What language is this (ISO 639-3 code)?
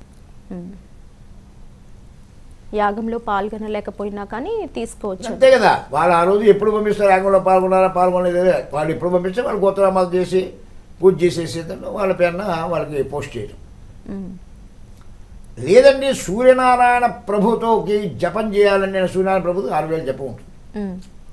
ind